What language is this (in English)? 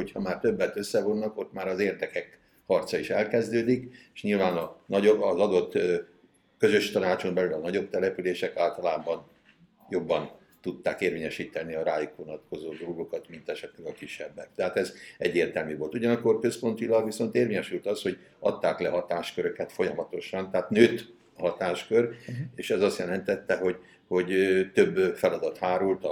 Hungarian